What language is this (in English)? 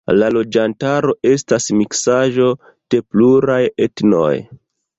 Esperanto